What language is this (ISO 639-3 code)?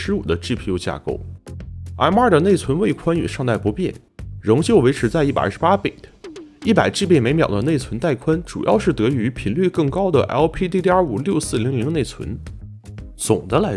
zho